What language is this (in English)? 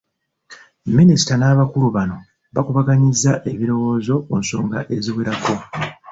Ganda